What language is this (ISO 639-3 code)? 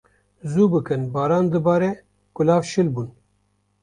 kur